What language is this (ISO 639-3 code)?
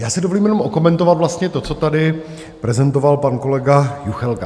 ces